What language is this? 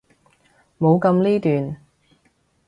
Cantonese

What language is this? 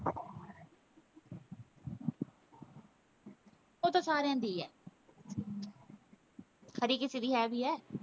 Punjabi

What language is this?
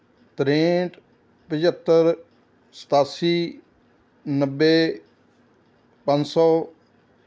Punjabi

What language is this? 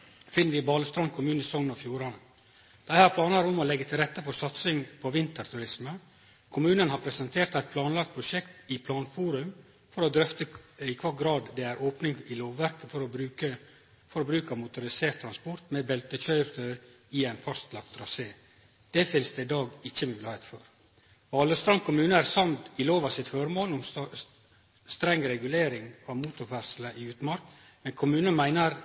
Norwegian Nynorsk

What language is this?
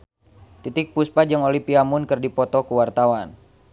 Sundanese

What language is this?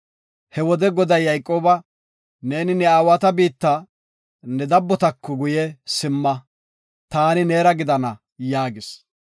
Gofa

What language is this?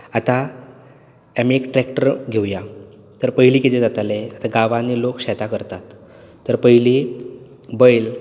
Konkani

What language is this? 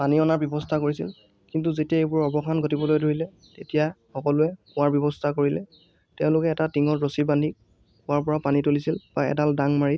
Assamese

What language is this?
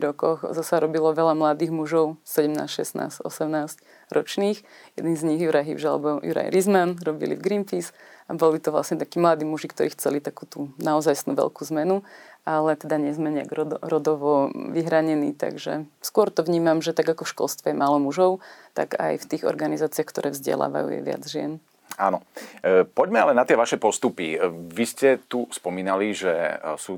Slovak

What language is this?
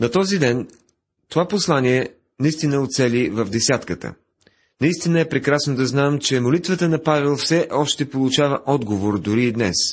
Bulgarian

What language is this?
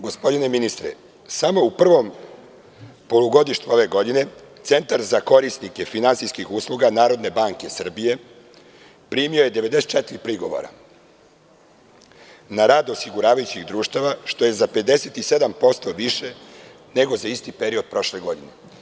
Serbian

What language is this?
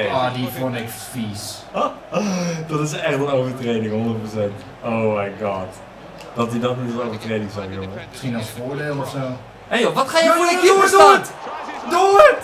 Dutch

